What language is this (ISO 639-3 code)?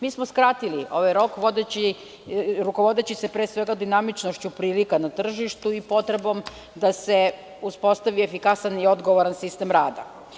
srp